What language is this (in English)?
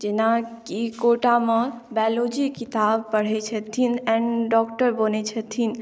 Maithili